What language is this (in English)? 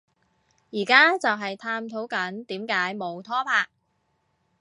Cantonese